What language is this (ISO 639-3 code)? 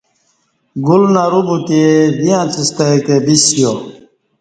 bsh